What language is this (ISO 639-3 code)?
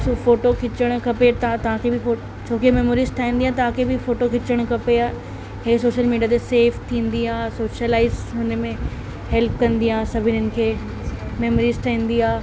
snd